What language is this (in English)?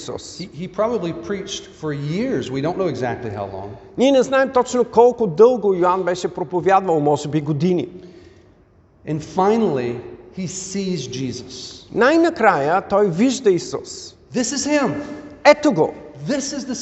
Bulgarian